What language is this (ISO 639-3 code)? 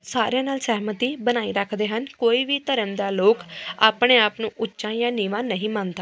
pan